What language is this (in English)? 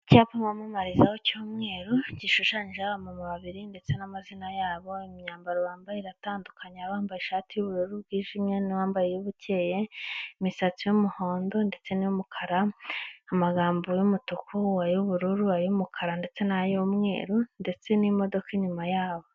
Kinyarwanda